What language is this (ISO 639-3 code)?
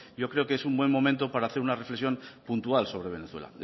spa